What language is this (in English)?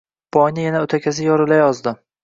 Uzbek